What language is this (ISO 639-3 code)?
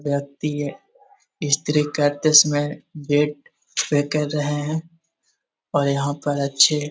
mag